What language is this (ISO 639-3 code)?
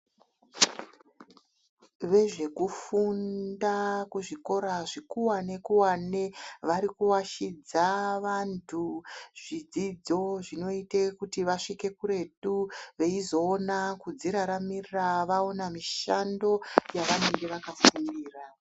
ndc